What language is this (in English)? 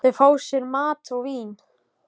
Icelandic